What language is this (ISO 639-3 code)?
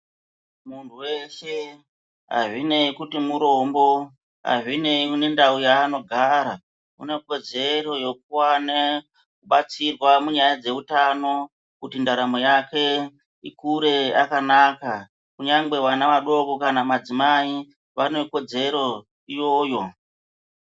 ndc